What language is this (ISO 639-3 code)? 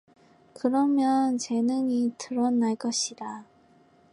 kor